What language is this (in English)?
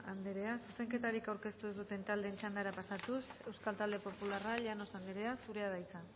Basque